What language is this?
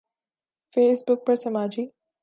Urdu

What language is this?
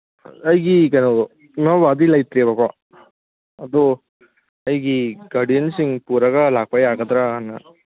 Manipuri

